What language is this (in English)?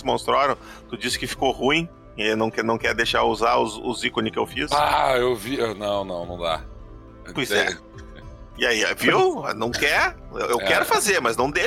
Portuguese